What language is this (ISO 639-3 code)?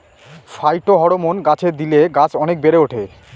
ben